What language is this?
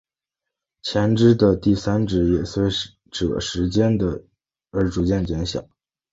Chinese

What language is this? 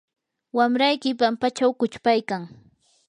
Yanahuanca Pasco Quechua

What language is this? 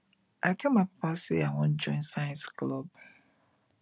Nigerian Pidgin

